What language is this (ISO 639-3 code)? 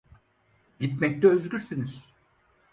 tur